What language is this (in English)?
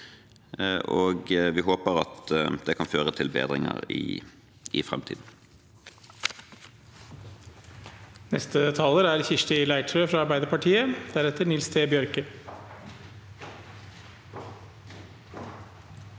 Norwegian